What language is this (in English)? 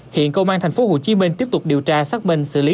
Vietnamese